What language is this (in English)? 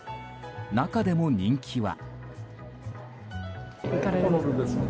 Japanese